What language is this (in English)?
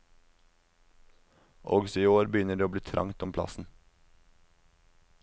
Norwegian